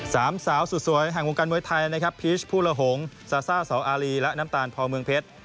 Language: Thai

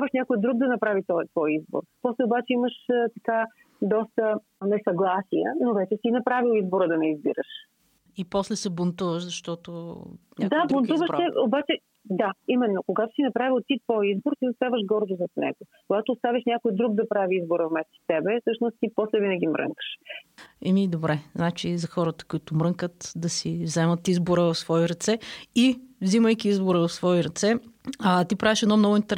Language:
Bulgarian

